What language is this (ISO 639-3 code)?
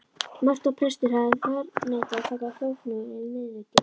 isl